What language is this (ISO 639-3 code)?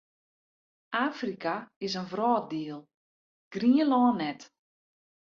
fry